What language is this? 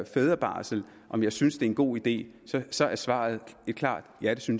Danish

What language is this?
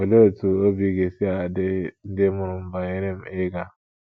Igbo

